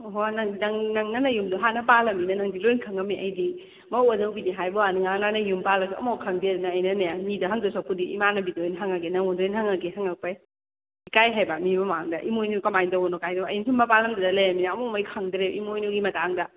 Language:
Manipuri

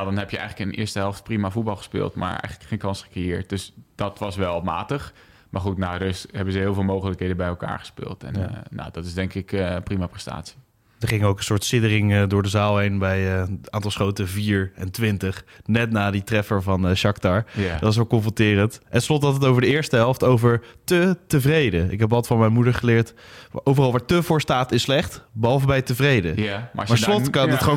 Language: Dutch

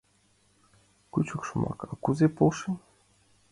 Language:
Mari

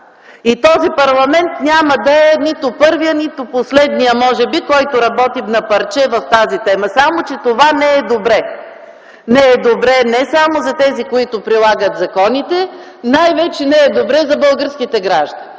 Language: Bulgarian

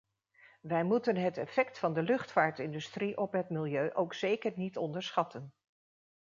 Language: Dutch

